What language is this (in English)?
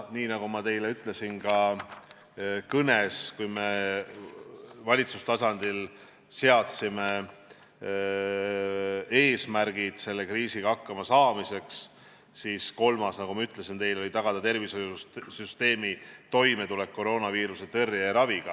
Estonian